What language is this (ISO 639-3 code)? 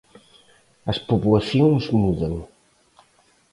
glg